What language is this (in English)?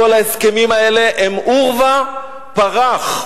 Hebrew